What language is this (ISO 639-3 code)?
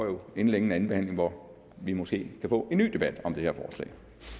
dan